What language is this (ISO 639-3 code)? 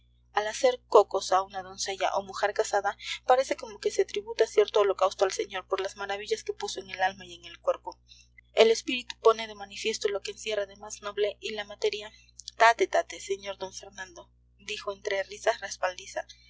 spa